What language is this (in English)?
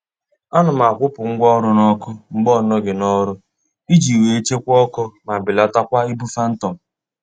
Igbo